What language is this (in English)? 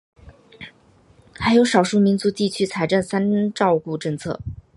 Chinese